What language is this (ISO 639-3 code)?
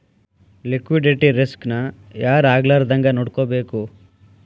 kan